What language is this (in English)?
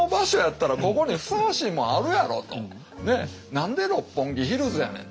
Japanese